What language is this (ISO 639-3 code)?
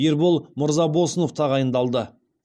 kaz